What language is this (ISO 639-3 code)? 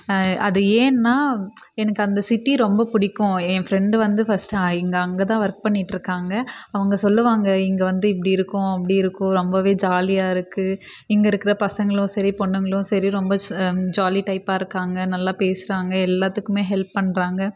tam